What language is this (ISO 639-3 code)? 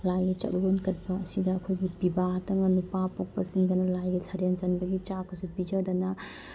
mni